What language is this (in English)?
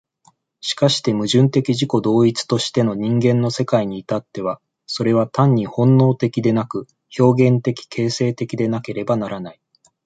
Japanese